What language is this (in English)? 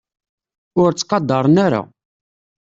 Kabyle